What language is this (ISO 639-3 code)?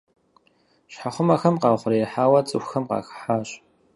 kbd